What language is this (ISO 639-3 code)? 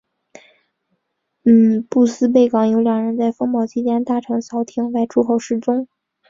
zho